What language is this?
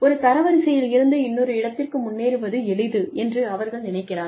Tamil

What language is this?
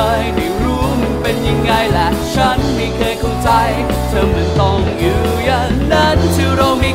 Vietnamese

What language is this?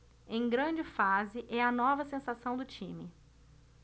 Portuguese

